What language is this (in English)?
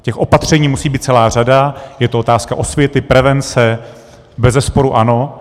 Czech